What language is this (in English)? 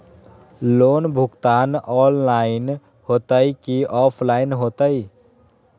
Magahi